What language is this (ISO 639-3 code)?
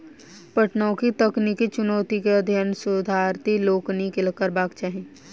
mai